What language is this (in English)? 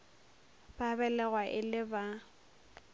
Northern Sotho